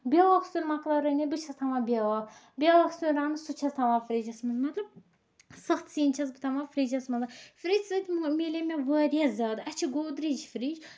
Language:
Kashmiri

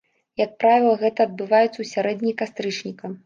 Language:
Belarusian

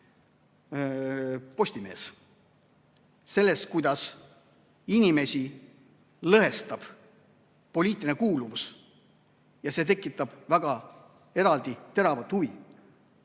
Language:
Estonian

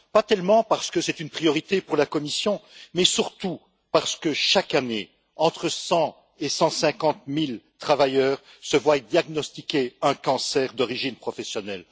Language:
French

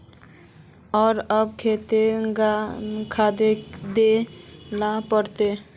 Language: Magahi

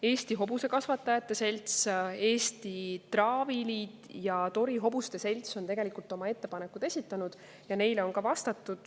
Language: Estonian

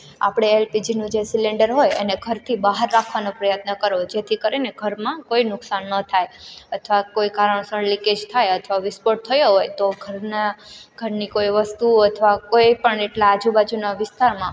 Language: Gujarati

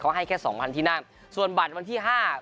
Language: Thai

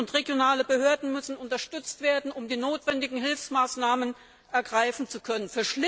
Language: German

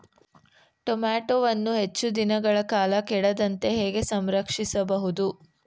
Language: Kannada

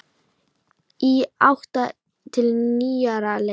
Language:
Icelandic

